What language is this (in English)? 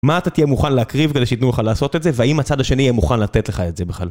Hebrew